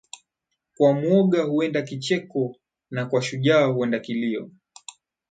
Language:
Swahili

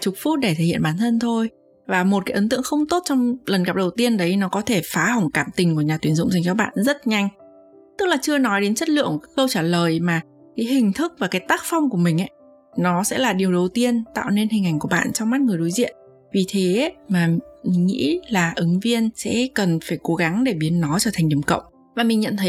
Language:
Vietnamese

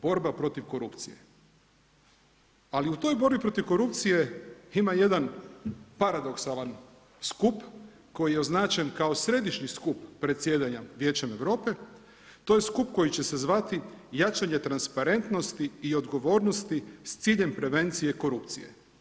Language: Croatian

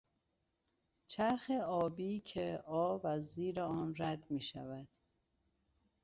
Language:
Persian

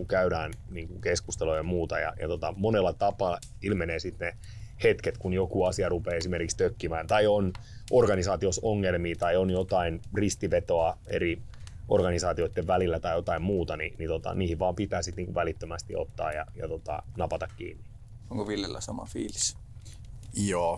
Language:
Finnish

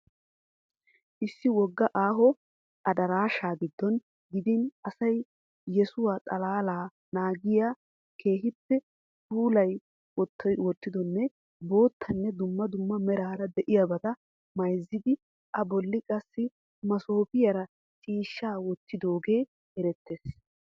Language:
Wolaytta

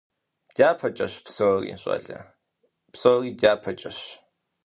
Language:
Kabardian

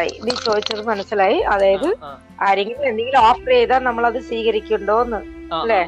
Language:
Malayalam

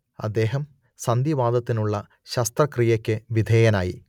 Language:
Malayalam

